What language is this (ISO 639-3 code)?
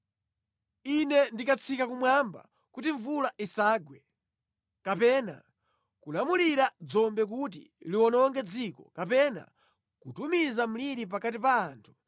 nya